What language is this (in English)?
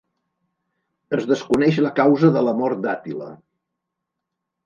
Catalan